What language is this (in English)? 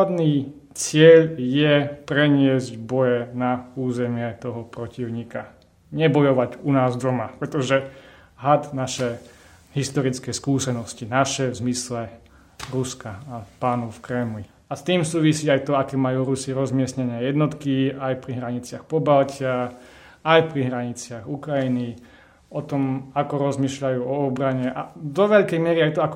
Slovak